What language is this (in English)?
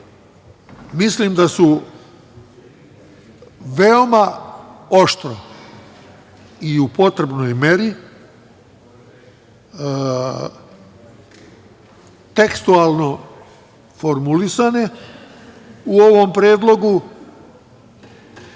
Serbian